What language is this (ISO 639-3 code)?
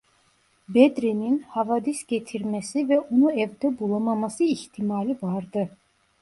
tur